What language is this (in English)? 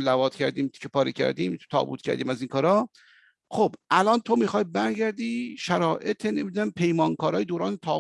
Persian